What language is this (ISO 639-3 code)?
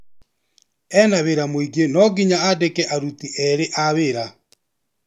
kik